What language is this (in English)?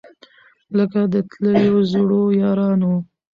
Pashto